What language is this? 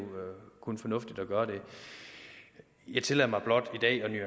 Danish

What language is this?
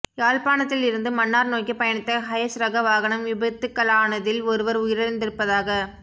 Tamil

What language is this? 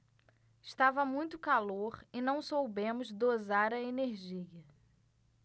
Portuguese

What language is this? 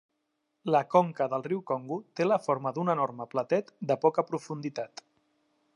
Catalan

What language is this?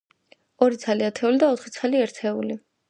Georgian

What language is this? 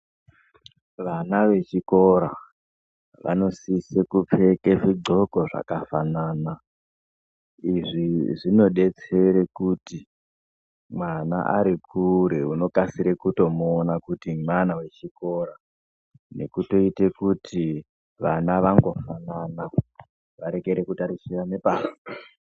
Ndau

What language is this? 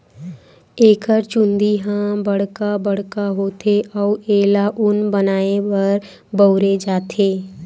Chhattisgarhi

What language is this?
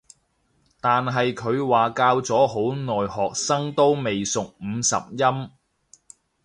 Cantonese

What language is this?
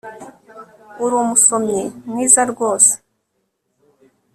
Kinyarwanda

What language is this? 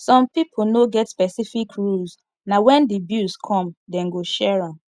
Nigerian Pidgin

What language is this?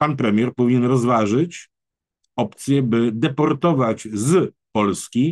Polish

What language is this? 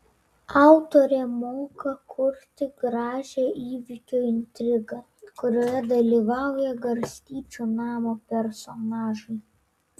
Lithuanian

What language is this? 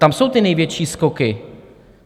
Czech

